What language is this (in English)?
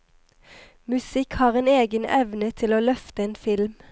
Norwegian